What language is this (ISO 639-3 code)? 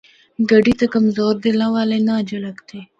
hno